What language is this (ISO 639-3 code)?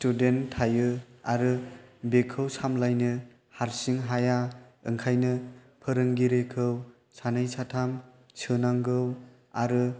brx